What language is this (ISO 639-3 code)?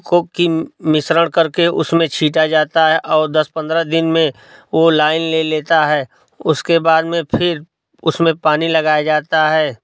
hin